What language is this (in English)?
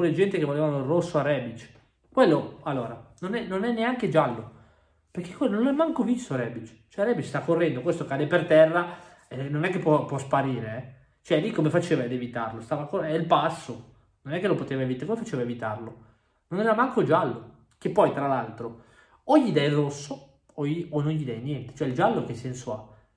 Italian